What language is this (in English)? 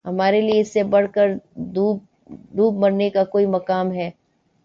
Urdu